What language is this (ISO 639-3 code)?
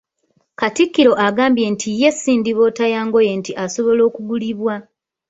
lug